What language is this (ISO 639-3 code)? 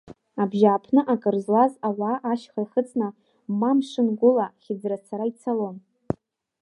abk